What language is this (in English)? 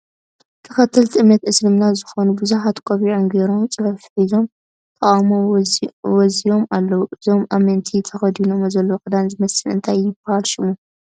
Tigrinya